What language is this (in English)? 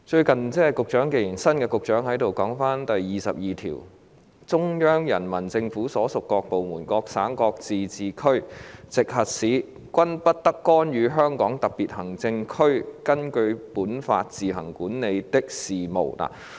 Cantonese